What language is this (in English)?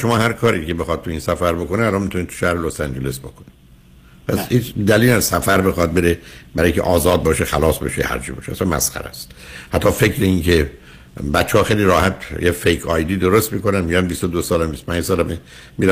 Persian